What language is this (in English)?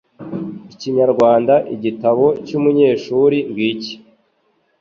Kinyarwanda